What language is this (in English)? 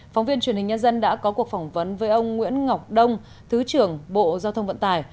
Vietnamese